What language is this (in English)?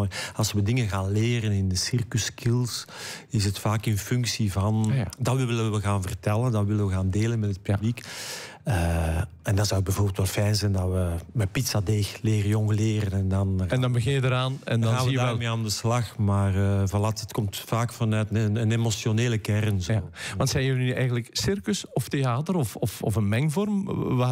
Dutch